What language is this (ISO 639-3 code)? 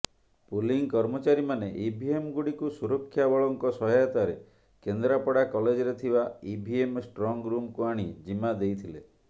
ori